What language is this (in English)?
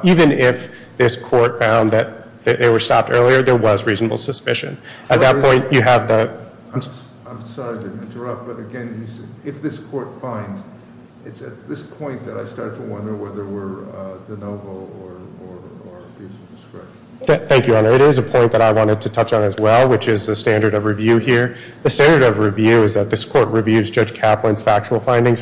English